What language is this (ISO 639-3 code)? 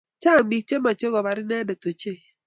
kln